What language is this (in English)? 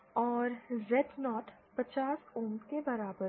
Hindi